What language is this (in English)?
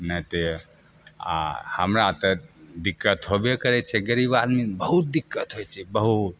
Maithili